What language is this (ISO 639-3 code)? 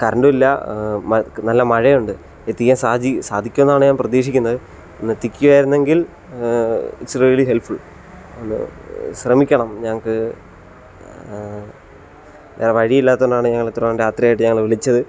mal